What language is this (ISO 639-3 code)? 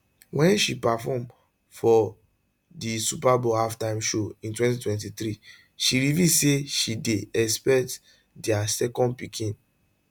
pcm